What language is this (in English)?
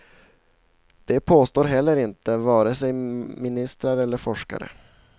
Swedish